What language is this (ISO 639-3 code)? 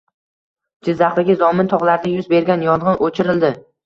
uzb